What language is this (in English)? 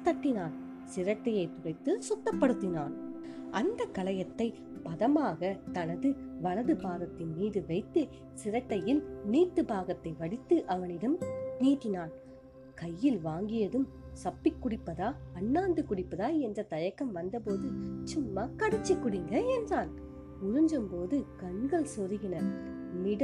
Tamil